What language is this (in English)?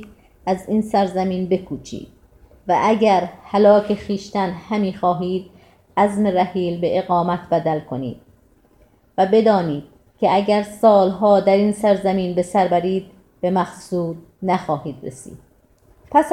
Persian